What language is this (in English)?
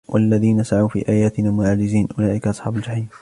Arabic